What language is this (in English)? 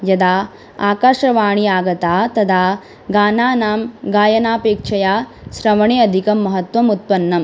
Sanskrit